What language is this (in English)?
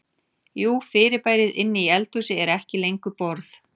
Icelandic